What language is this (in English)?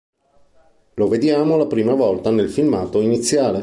Italian